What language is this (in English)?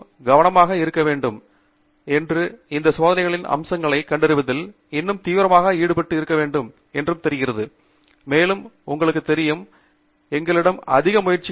Tamil